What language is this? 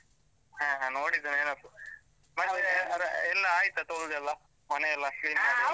Kannada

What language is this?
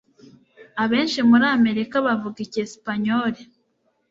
Kinyarwanda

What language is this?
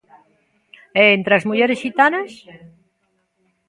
Galician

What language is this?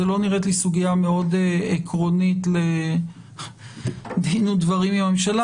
Hebrew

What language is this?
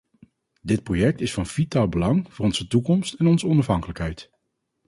Dutch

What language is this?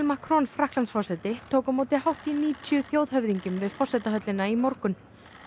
Icelandic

